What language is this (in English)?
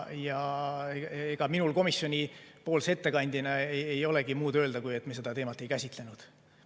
Estonian